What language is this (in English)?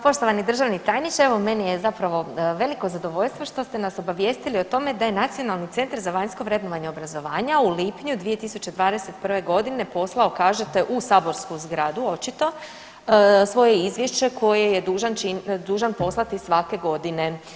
Croatian